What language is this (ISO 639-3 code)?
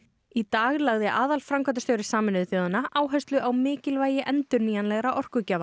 isl